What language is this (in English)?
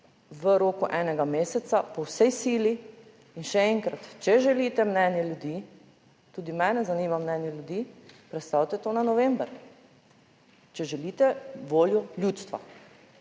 Slovenian